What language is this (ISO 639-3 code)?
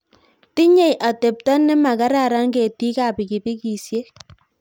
kln